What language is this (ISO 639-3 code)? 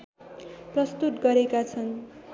nep